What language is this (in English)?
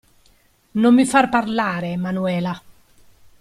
Italian